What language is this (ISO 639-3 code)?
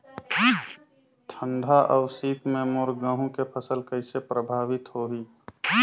hne